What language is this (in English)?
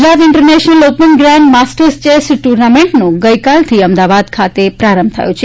Gujarati